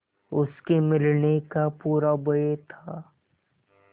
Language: Hindi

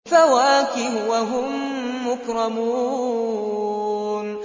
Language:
Arabic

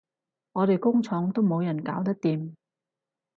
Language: Cantonese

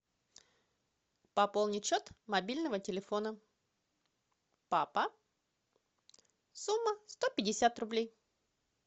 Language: Russian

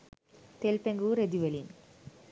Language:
Sinhala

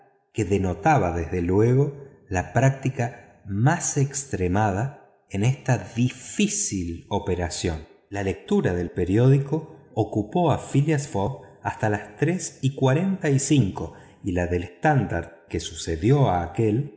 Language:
Spanish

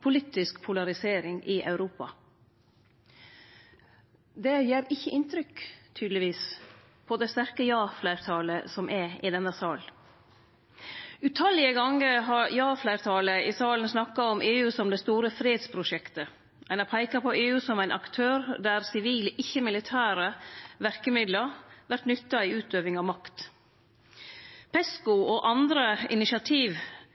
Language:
Norwegian Nynorsk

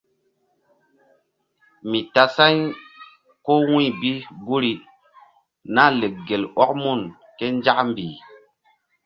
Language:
Mbum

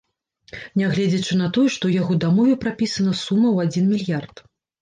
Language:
Belarusian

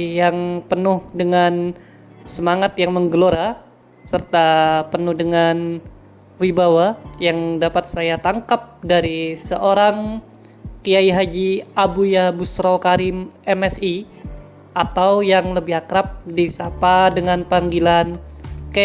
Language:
Indonesian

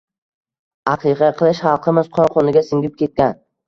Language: Uzbek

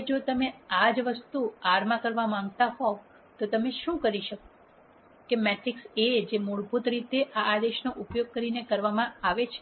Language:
Gujarati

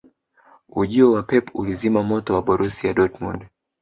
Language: Swahili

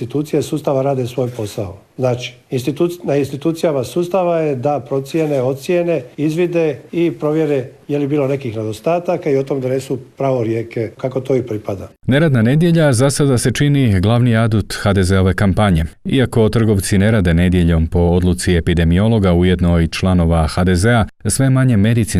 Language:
Croatian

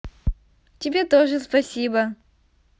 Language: Russian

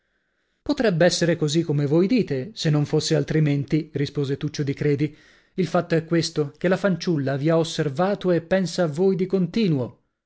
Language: Italian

